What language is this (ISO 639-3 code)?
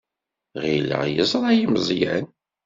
kab